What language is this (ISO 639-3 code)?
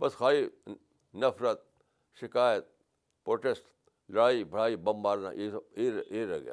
urd